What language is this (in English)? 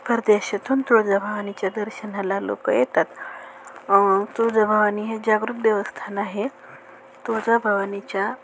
Marathi